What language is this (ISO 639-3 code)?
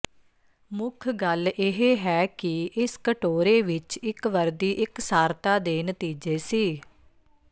pan